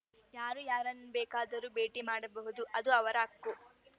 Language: Kannada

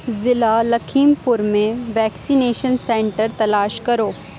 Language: Urdu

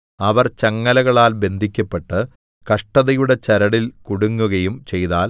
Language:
Malayalam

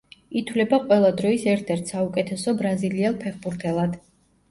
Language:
Georgian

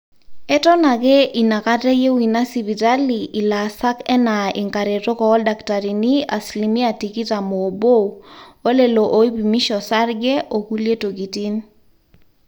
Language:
Masai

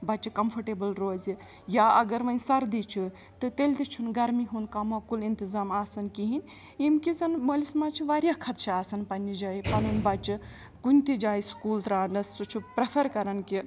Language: Kashmiri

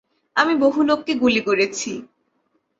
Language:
Bangla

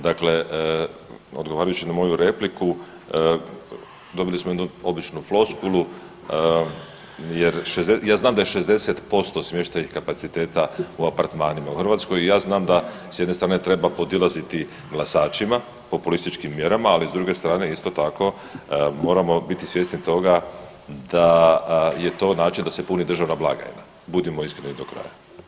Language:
Croatian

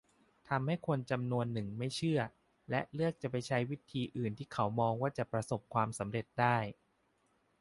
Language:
Thai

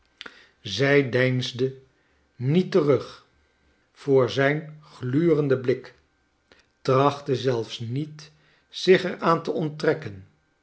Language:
Dutch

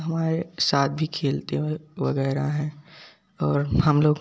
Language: Hindi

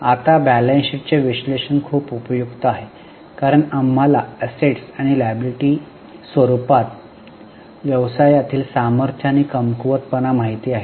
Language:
Marathi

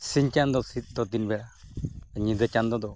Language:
Santali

